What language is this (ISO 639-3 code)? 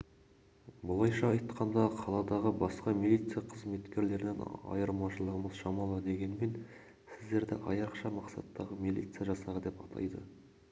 kaz